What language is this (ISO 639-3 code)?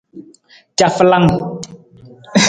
nmz